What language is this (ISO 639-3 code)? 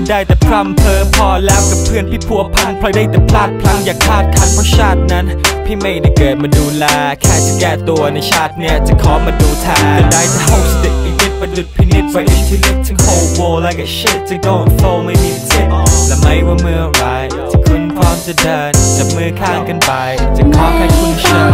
tha